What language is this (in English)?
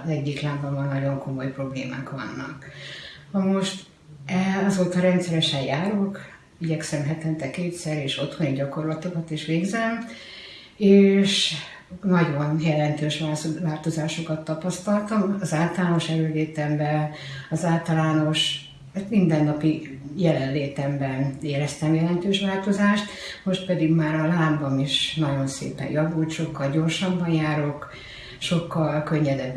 Hungarian